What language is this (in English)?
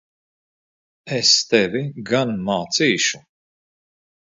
Latvian